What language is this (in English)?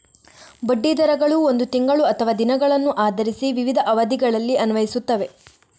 Kannada